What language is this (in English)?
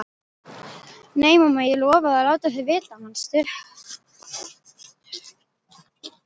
Icelandic